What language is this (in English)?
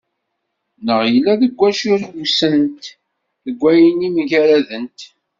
Kabyle